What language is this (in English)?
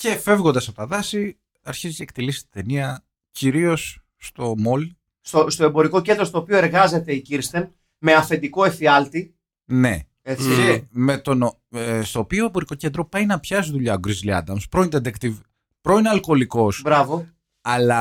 Greek